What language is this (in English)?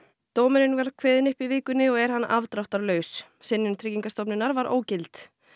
Icelandic